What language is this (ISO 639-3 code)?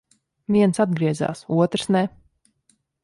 lav